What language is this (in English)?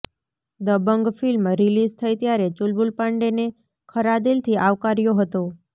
Gujarati